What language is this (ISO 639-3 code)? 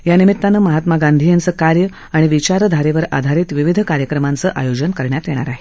mar